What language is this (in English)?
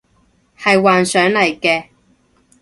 Cantonese